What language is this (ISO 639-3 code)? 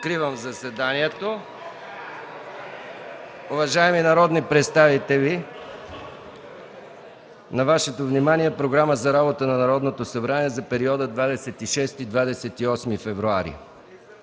bul